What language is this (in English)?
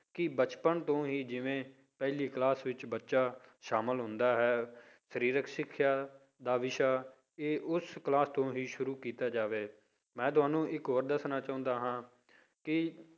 Punjabi